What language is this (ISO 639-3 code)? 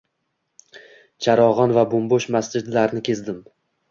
uzb